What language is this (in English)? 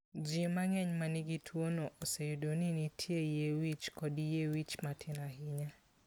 Luo (Kenya and Tanzania)